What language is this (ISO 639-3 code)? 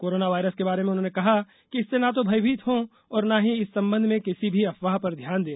hin